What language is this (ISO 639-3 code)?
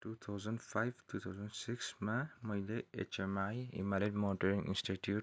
nep